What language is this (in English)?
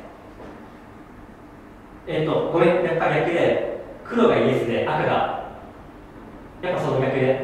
Japanese